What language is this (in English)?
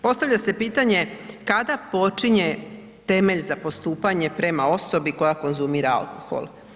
Croatian